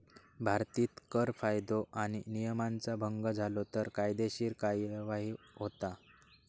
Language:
Marathi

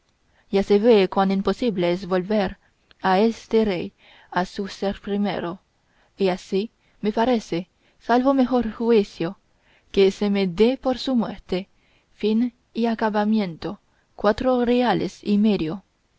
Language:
Spanish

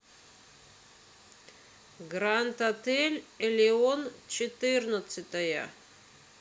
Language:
Russian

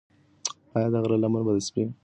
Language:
Pashto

